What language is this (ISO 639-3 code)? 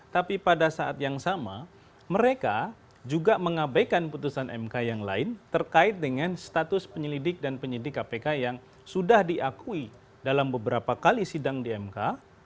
ind